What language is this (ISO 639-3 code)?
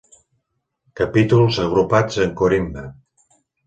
cat